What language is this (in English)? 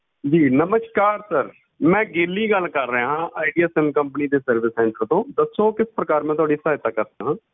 Punjabi